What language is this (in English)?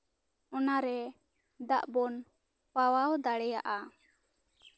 Santali